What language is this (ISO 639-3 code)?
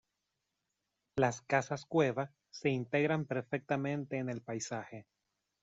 spa